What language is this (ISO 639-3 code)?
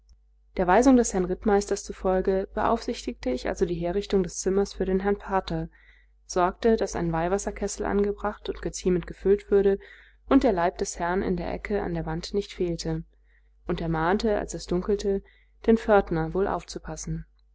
deu